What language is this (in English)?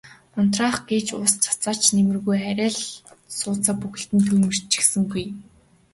Mongolian